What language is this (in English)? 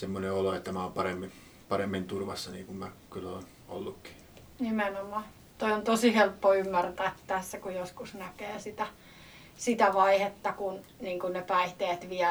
Finnish